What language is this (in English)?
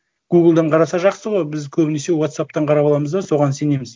Kazakh